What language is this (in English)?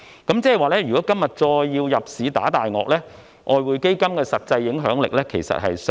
Cantonese